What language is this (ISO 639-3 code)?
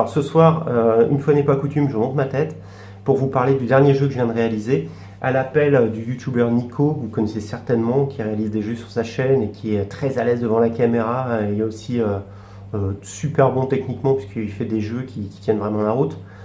fra